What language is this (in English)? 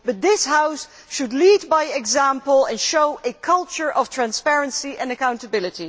English